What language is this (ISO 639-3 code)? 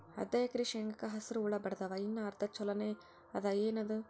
kan